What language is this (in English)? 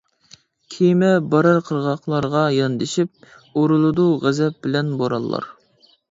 Uyghur